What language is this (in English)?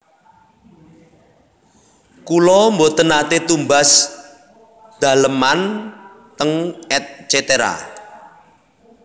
Javanese